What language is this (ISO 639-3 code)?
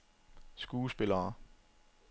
dan